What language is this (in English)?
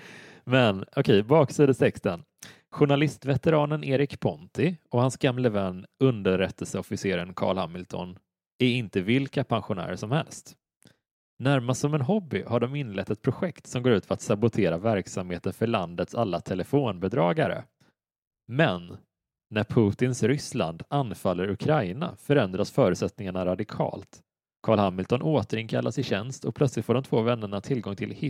Swedish